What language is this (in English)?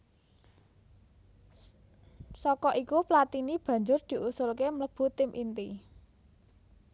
Javanese